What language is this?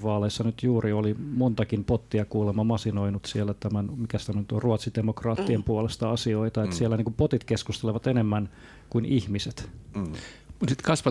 Finnish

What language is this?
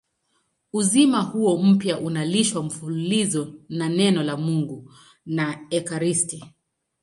Swahili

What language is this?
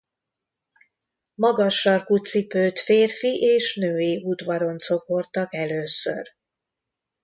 Hungarian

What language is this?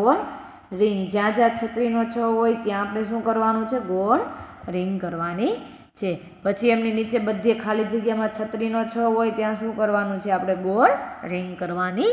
Hindi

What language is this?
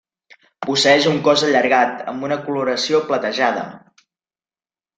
Catalan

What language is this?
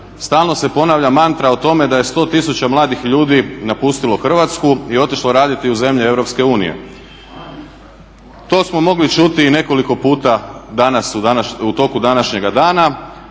Croatian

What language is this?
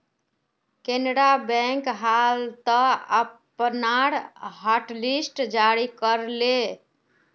Magahi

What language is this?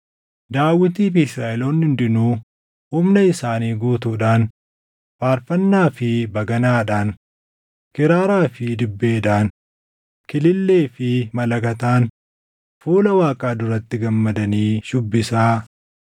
Oromo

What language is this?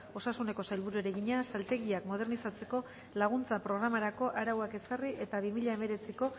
Basque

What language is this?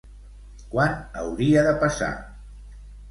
Catalan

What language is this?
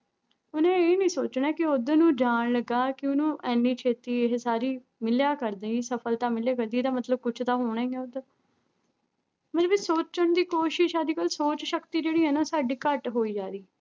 Punjabi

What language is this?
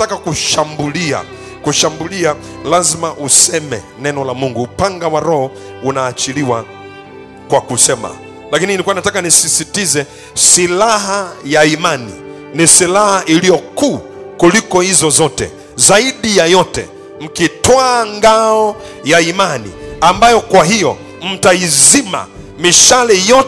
Swahili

